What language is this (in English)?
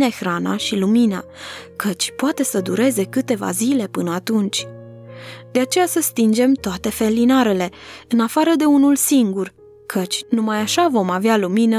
Romanian